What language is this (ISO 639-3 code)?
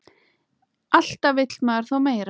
isl